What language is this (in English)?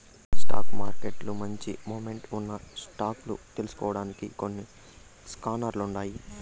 Telugu